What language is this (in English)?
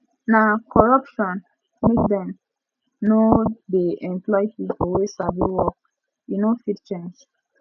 Nigerian Pidgin